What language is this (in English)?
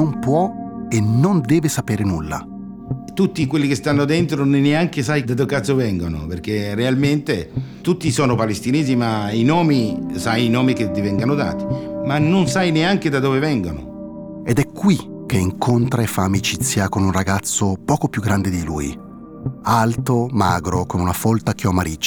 Italian